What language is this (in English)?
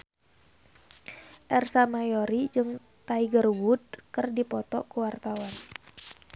Sundanese